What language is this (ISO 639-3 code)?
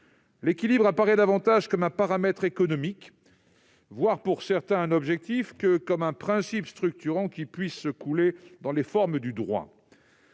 fra